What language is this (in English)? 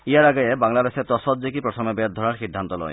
Assamese